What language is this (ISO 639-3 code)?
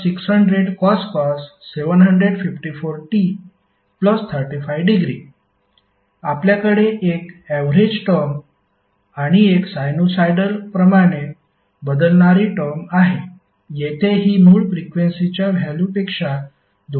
mar